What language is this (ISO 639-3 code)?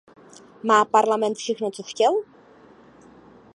ces